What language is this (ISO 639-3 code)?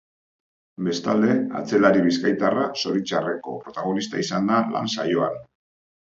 eus